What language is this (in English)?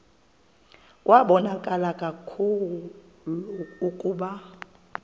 Xhosa